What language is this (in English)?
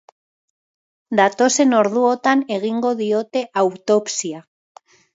Basque